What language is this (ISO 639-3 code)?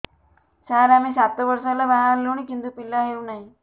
ori